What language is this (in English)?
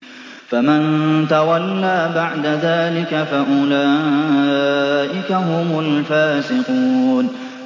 Arabic